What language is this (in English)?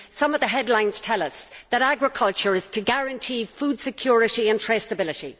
English